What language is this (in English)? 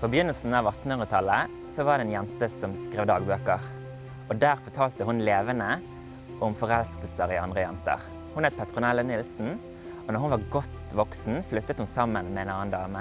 Norwegian